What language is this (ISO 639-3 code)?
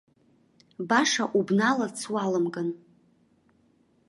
abk